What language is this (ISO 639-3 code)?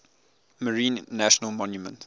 eng